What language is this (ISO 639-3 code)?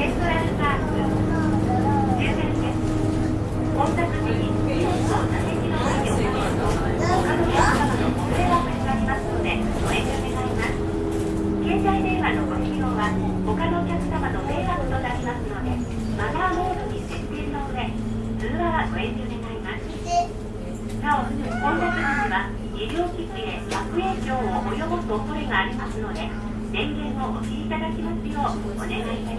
jpn